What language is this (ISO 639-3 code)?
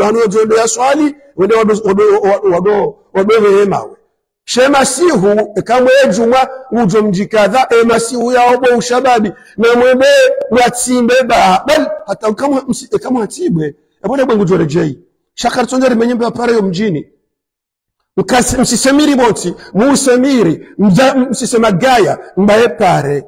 ara